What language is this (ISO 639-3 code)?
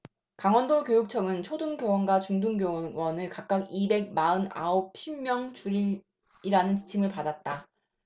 kor